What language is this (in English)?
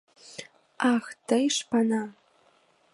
Mari